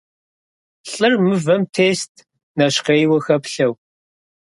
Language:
Kabardian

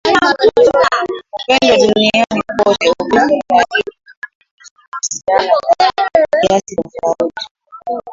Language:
Swahili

